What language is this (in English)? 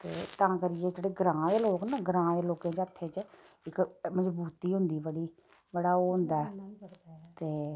Dogri